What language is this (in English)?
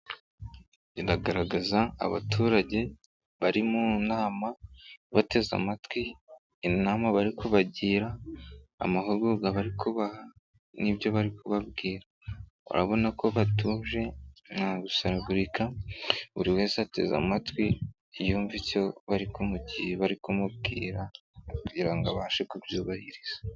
Kinyarwanda